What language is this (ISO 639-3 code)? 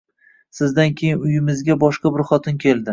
uzb